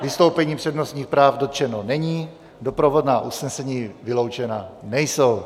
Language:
Czech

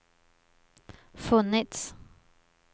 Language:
Swedish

